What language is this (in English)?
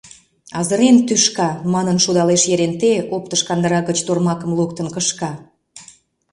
Mari